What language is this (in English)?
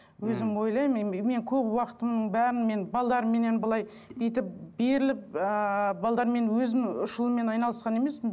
Kazakh